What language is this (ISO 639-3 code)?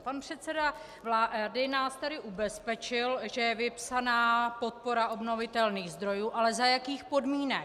ces